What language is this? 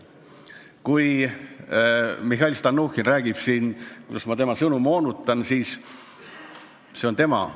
Estonian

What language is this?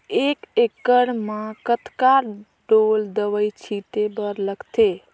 Chhattisgarhi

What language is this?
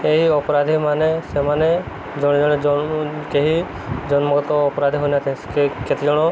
Odia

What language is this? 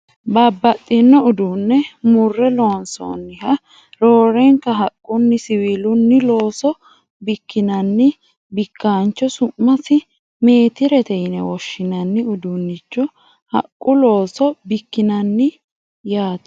Sidamo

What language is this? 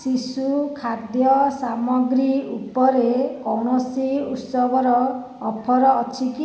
Odia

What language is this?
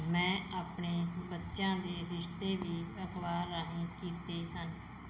Punjabi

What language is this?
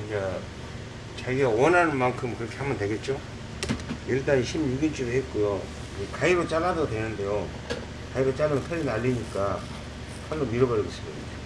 Korean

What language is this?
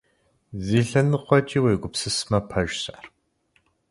Kabardian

